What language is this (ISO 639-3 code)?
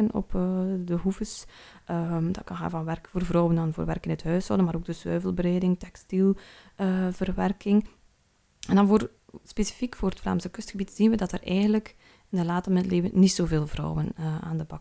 nld